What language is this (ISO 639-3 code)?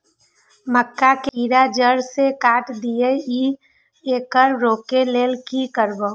mai